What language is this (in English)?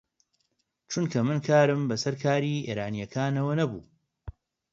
Central Kurdish